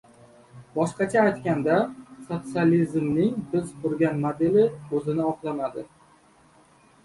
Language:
Uzbek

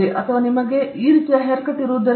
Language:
Kannada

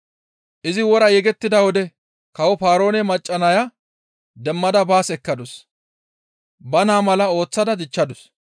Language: Gamo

